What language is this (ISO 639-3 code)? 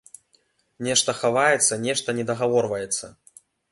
bel